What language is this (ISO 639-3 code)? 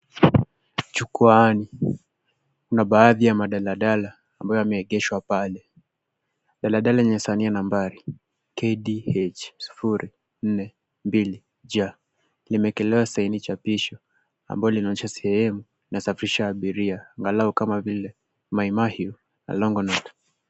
swa